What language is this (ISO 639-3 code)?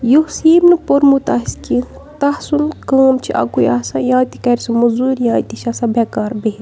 kas